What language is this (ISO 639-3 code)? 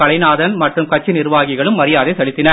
tam